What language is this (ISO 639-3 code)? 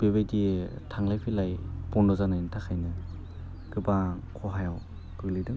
brx